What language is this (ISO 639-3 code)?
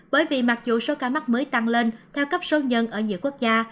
vie